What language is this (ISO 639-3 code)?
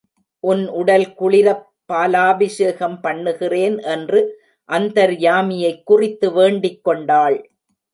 tam